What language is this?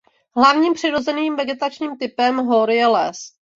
Czech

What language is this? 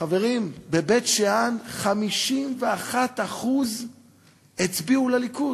Hebrew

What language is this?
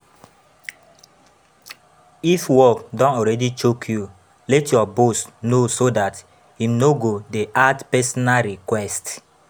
Nigerian Pidgin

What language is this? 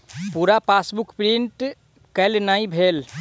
Maithili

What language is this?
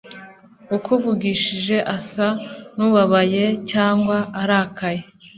Kinyarwanda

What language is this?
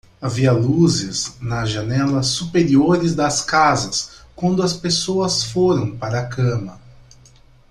Portuguese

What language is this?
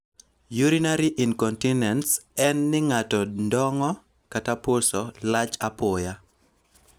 Luo (Kenya and Tanzania)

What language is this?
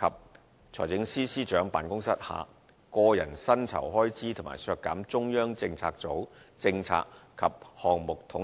Cantonese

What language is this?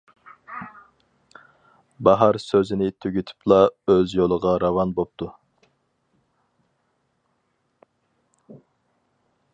Uyghur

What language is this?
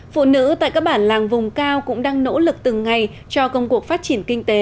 Vietnamese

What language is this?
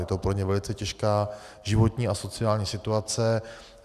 Czech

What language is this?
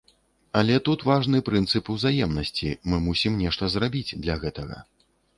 Belarusian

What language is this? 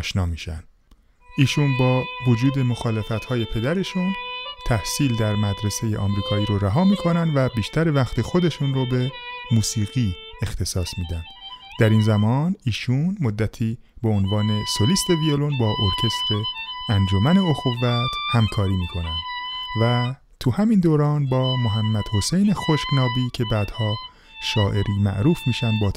Persian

